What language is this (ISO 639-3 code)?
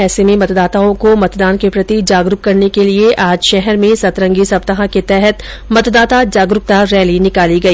hin